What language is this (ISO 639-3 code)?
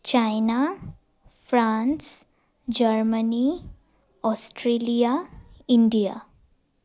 asm